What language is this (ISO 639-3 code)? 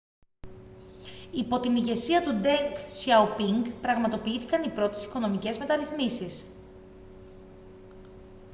ell